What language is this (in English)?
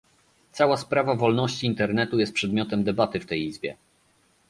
Polish